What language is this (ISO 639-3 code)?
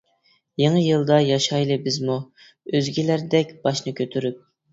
uig